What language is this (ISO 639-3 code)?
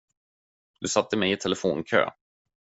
swe